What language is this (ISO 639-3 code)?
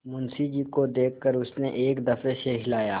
hin